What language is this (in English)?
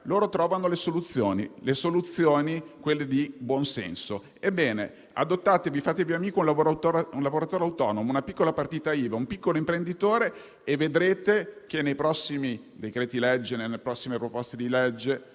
Italian